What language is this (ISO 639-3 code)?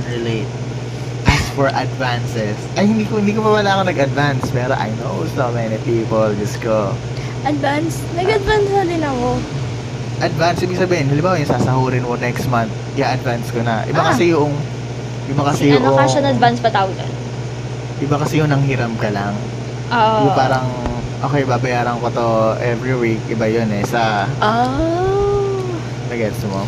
fil